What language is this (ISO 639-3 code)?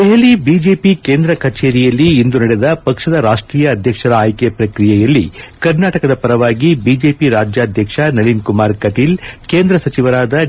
kan